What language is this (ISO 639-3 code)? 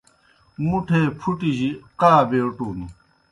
plk